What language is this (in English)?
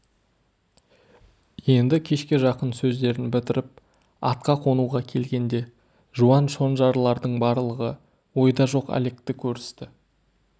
Kazakh